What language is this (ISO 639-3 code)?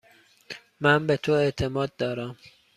fas